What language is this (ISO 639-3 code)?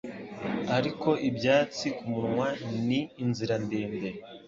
kin